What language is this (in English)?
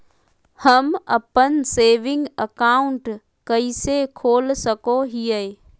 Magahi